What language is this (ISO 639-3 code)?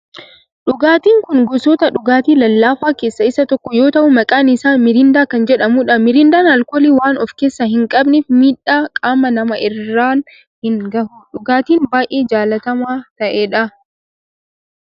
orm